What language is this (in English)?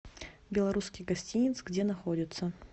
Russian